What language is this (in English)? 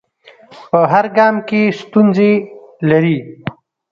Pashto